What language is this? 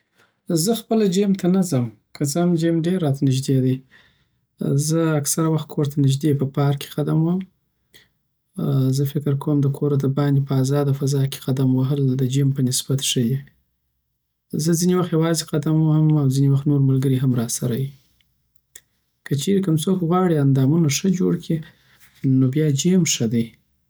Southern Pashto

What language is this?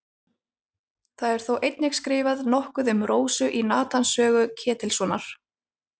Icelandic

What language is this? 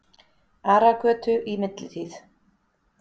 Icelandic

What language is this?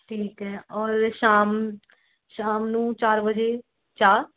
Punjabi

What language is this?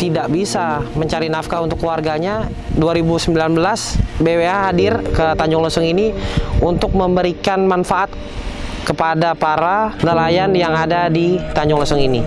Indonesian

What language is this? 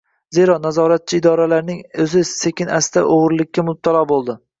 Uzbek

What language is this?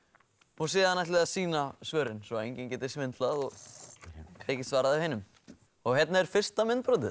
Icelandic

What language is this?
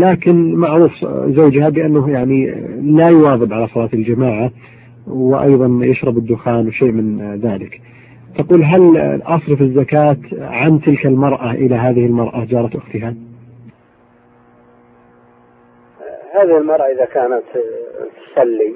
Arabic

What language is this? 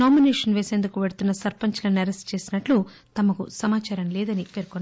Telugu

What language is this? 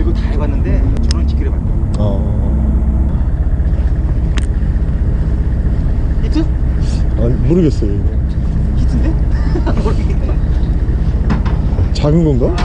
Korean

